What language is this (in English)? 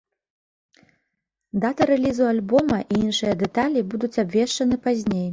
Belarusian